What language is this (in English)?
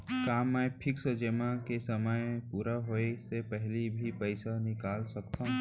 Chhattisgarhi